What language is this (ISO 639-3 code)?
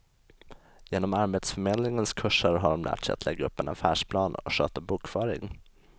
swe